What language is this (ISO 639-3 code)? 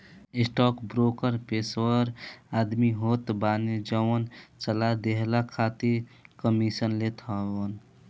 bho